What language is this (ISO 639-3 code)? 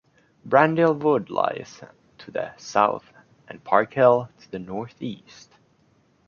eng